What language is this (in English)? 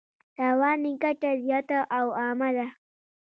Pashto